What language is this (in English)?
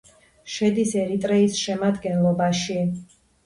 Georgian